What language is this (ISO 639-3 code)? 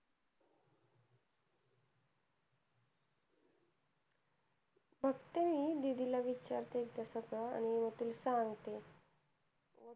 mar